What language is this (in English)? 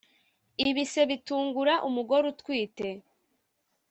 Kinyarwanda